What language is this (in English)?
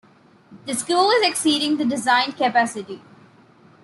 English